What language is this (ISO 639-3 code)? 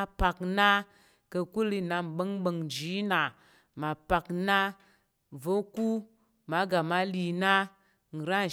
yer